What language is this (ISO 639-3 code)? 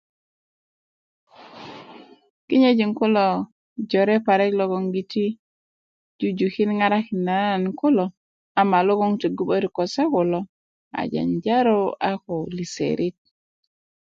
ukv